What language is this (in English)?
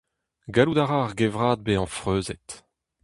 Breton